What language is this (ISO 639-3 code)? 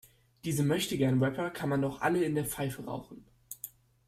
deu